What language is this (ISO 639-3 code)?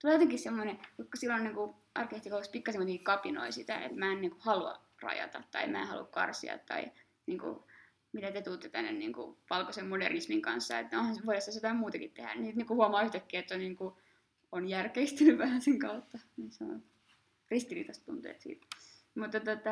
fin